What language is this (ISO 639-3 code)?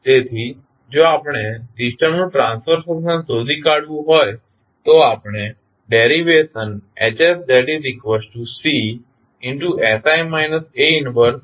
guj